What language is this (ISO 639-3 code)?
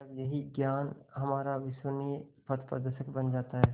hin